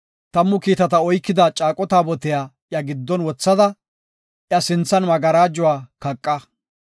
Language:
Gofa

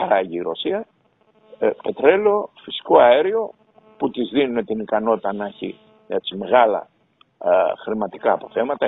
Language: Greek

